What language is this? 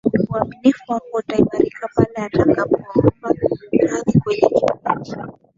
Swahili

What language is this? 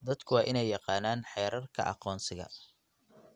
Somali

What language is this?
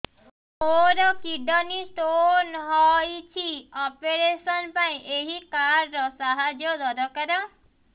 Odia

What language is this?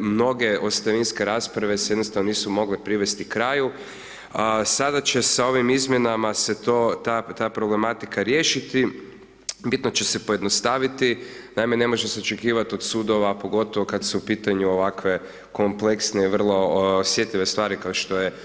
Croatian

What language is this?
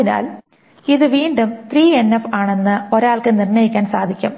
Malayalam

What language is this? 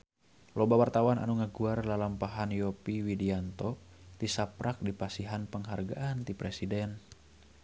Sundanese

